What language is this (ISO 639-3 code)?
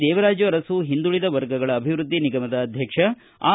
kan